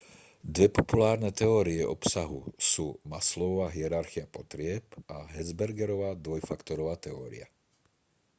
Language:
Slovak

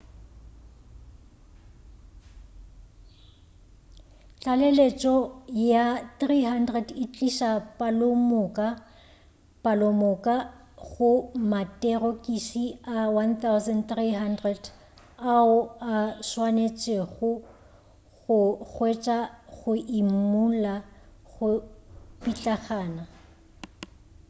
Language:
Northern Sotho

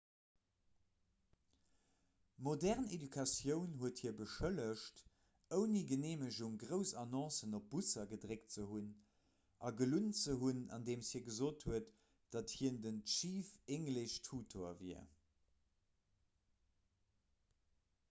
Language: Luxembourgish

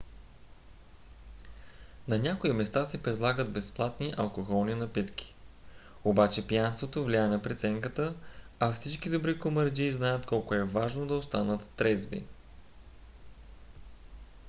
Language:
Bulgarian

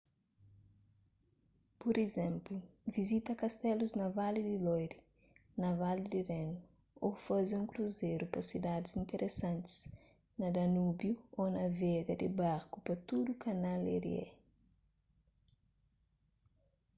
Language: Kabuverdianu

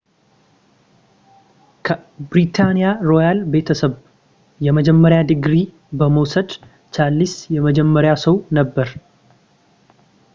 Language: Amharic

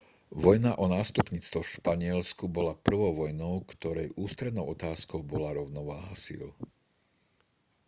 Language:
Slovak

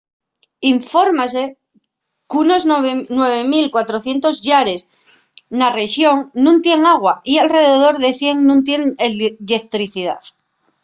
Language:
Asturian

